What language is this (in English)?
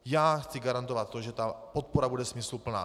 Czech